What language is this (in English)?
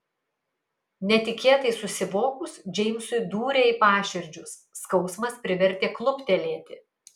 Lithuanian